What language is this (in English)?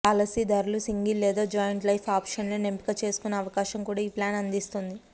Telugu